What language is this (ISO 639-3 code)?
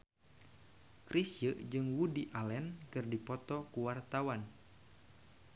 sun